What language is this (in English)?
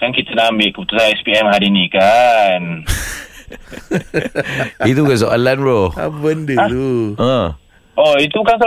Malay